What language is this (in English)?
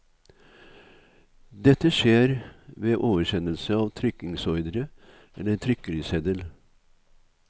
Norwegian